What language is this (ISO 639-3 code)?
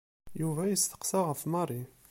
kab